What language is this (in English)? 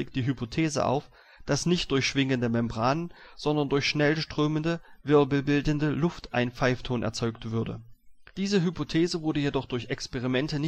German